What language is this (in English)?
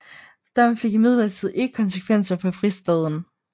Danish